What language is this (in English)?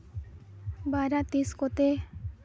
Santali